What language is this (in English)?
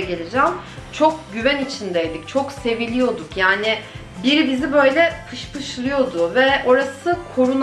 Turkish